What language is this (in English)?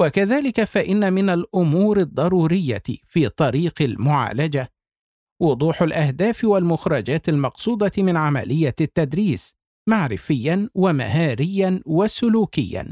Arabic